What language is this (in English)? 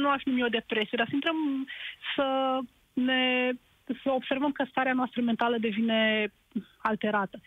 Romanian